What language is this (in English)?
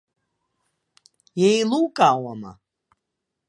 Abkhazian